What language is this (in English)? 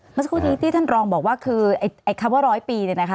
Thai